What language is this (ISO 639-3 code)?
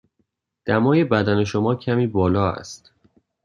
fas